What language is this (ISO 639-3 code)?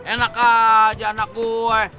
ind